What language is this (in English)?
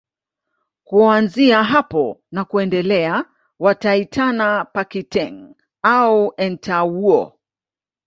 Swahili